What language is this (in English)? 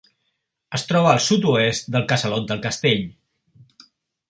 Catalan